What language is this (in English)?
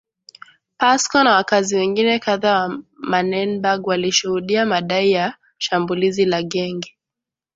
Swahili